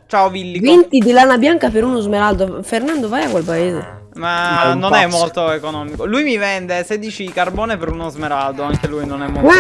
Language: Italian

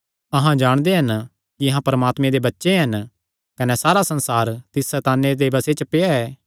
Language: Kangri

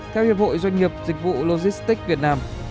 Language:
Vietnamese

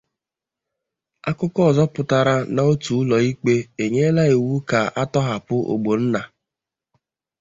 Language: Igbo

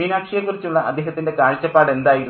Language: Malayalam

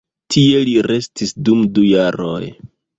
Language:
Esperanto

